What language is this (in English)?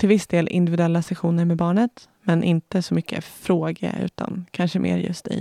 Swedish